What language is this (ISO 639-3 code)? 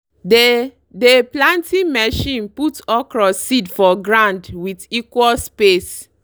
pcm